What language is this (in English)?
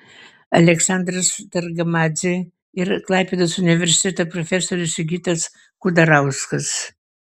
Lithuanian